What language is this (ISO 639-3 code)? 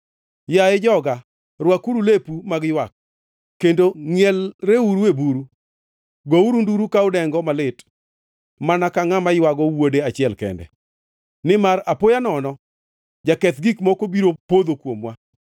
luo